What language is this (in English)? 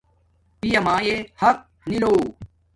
Domaaki